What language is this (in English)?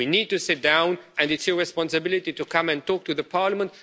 English